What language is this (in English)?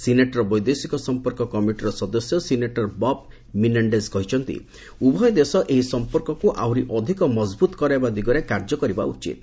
Odia